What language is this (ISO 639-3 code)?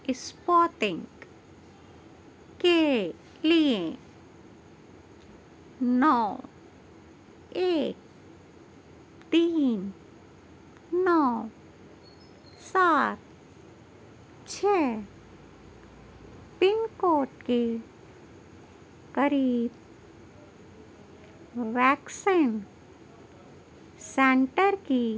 urd